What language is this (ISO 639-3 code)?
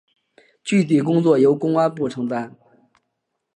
zho